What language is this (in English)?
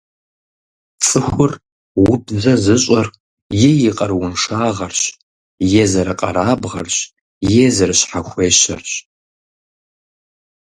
Kabardian